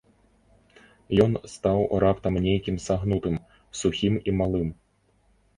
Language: Belarusian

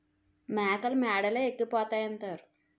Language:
Telugu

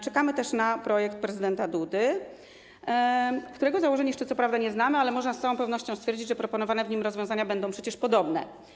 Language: Polish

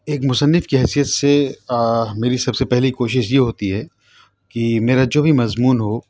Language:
Urdu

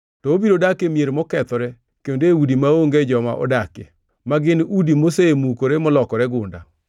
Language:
Luo (Kenya and Tanzania)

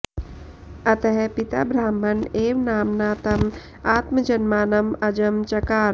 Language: Sanskrit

